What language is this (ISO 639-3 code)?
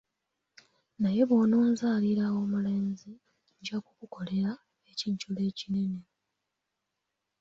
lug